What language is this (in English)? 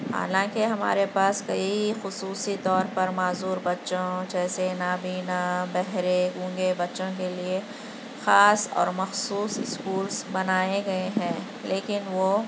Urdu